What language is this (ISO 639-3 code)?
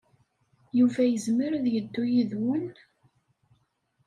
kab